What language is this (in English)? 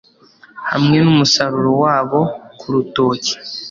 Kinyarwanda